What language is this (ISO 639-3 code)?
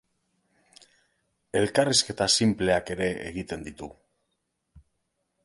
eus